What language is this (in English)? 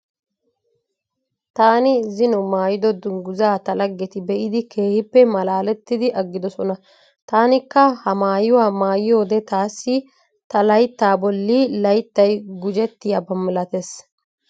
Wolaytta